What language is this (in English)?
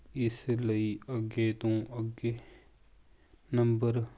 Punjabi